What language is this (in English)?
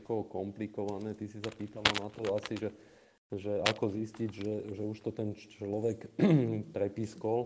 Slovak